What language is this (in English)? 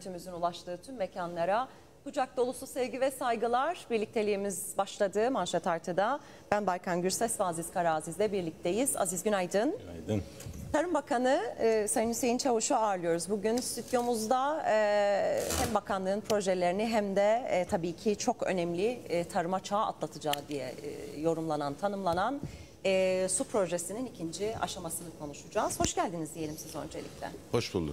Turkish